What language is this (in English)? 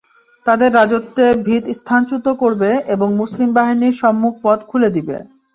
Bangla